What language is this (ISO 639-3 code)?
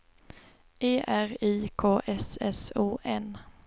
swe